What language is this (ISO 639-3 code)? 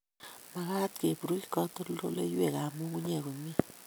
kln